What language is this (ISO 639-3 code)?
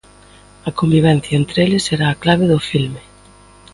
glg